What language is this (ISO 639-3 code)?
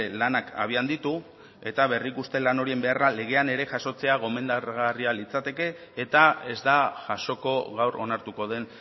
eus